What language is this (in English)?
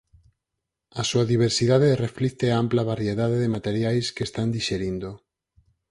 Galician